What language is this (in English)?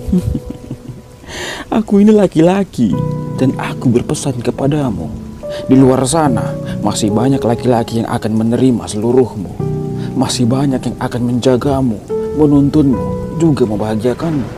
Indonesian